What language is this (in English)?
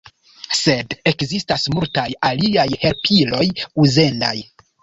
Esperanto